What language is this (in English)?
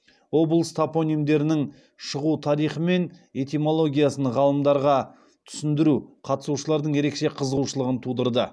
Kazakh